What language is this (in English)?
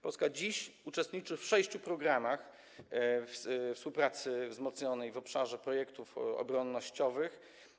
Polish